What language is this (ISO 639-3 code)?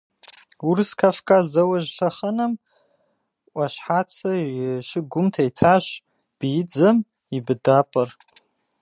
kbd